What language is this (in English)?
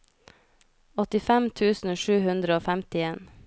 Norwegian